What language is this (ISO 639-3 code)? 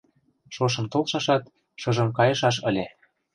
chm